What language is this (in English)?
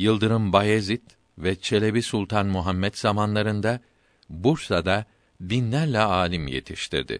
Turkish